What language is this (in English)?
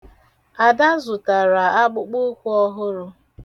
Igbo